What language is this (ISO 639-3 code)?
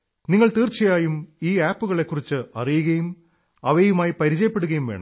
mal